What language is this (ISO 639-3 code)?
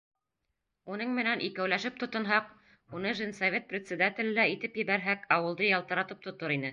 bak